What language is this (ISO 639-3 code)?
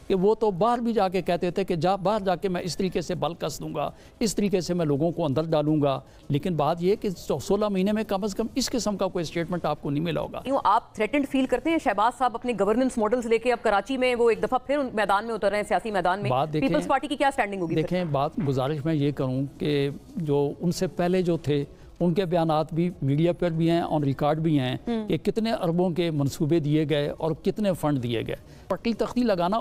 hin